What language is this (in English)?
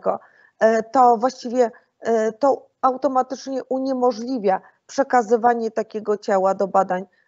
Polish